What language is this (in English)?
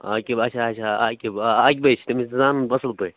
Kashmiri